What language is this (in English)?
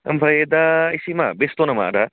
Bodo